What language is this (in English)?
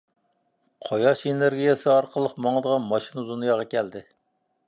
Uyghur